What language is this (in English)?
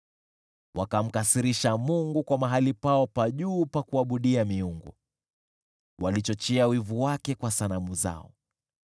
Swahili